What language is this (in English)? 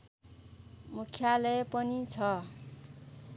Nepali